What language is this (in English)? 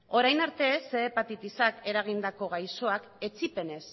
Basque